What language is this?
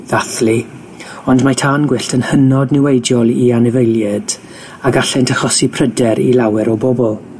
Welsh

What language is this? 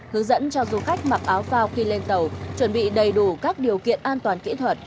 Vietnamese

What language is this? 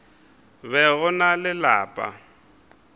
Northern Sotho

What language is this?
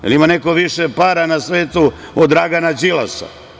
Serbian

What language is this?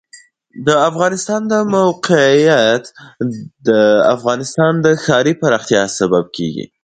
Pashto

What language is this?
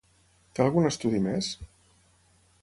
Catalan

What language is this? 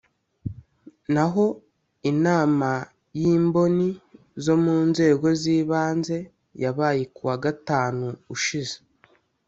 Kinyarwanda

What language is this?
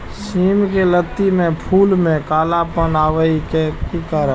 Maithili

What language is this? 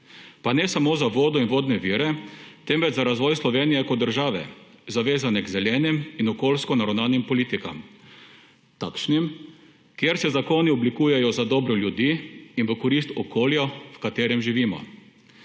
Slovenian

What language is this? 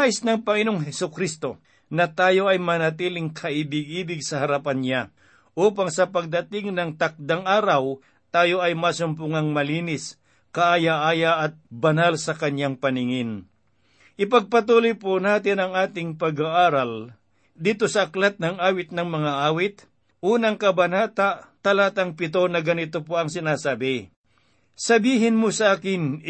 Filipino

